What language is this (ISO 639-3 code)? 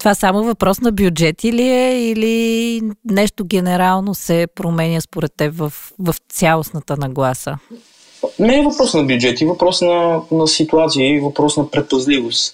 bul